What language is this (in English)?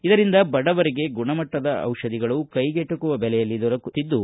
Kannada